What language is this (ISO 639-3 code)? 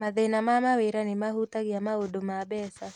kik